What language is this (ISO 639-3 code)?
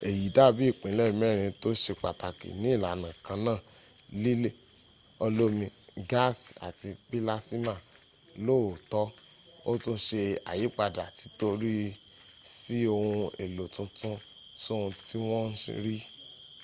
yor